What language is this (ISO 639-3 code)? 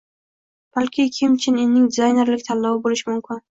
uzb